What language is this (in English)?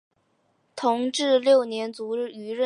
Chinese